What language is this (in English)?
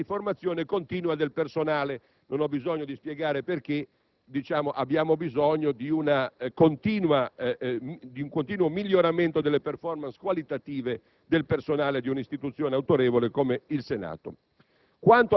Italian